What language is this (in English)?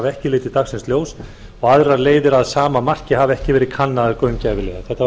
Icelandic